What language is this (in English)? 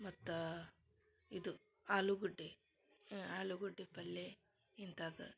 Kannada